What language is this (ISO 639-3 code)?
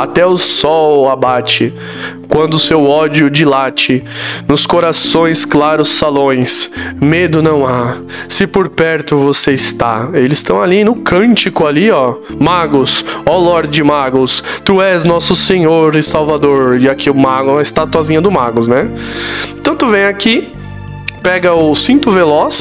por